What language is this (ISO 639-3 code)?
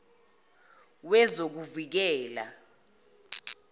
zul